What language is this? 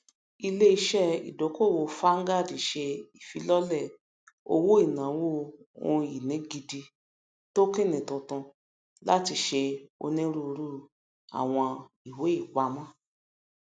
Yoruba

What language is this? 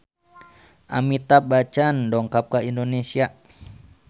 Sundanese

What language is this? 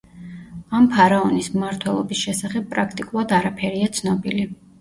Georgian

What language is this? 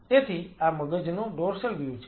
Gujarati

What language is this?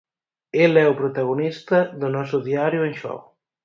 Galician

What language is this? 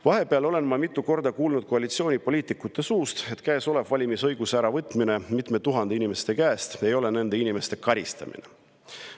Estonian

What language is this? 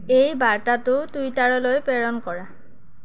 Assamese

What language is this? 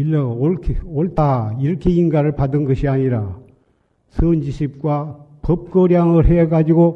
Korean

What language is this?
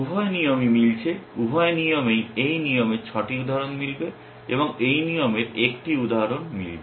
Bangla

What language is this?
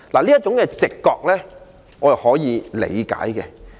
Cantonese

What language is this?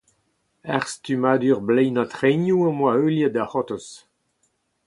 Breton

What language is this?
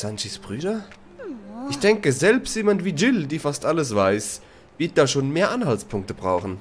German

